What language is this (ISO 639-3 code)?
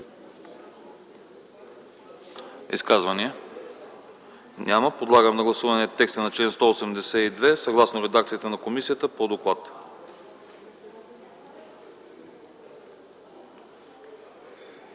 bul